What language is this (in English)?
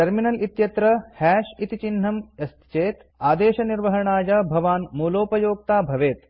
Sanskrit